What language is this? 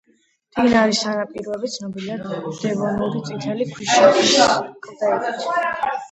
Georgian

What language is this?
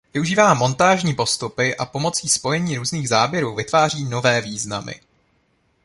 Czech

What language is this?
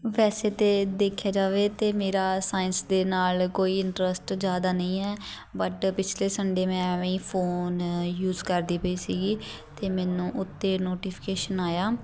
Punjabi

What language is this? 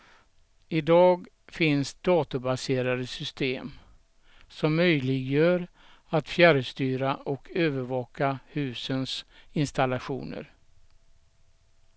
Swedish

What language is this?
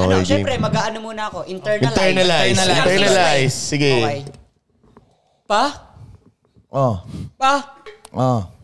Filipino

